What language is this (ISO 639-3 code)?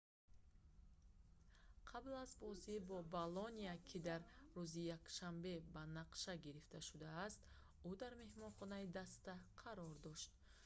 tgk